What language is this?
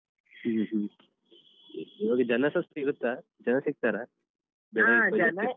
Kannada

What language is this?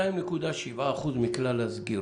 Hebrew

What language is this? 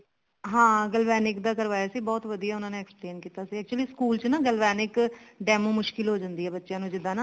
Punjabi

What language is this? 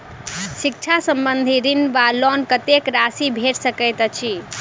Maithili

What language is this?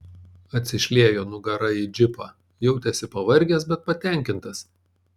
Lithuanian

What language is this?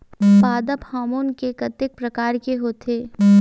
Chhattisgarhi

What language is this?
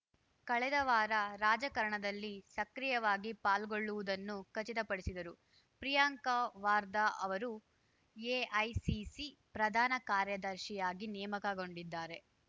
Kannada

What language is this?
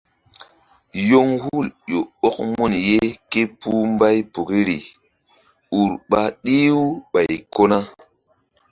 Mbum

